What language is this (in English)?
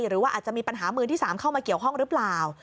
Thai